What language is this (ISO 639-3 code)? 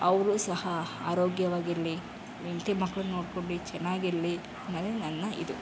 kan